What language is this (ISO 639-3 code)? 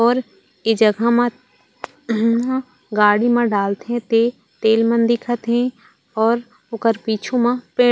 hne